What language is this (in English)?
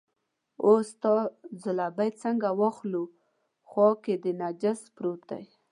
Pashto